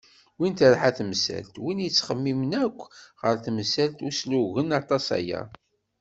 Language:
Kabyle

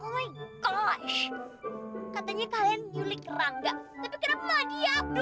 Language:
Indonesian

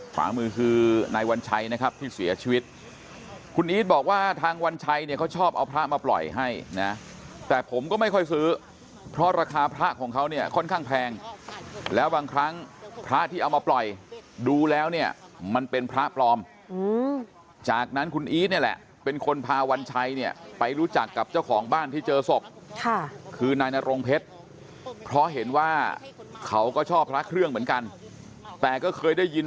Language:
Thai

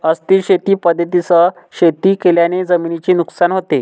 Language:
Marathi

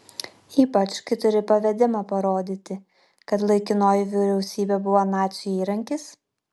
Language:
Lithuanian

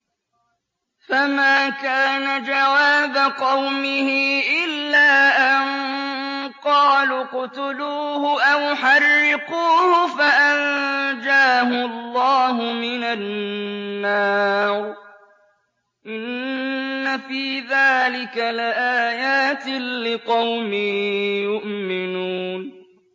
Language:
Arabic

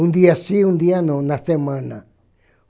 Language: Portuguese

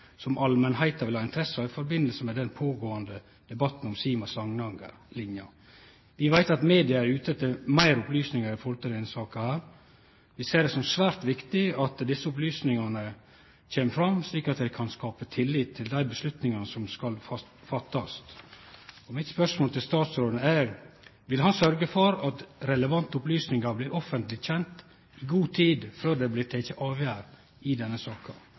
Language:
Norwegian Nynorsk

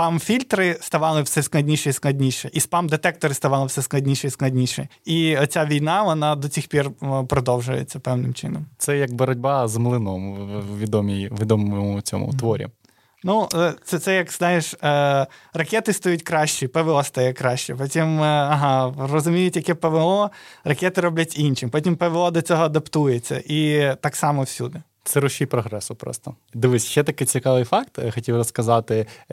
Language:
Ukrainian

